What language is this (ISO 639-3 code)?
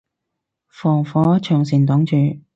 yue